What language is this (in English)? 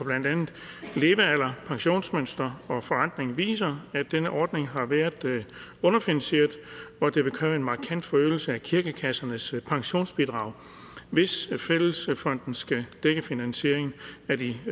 Danish